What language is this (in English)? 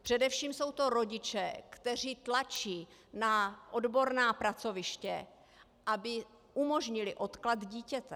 Czech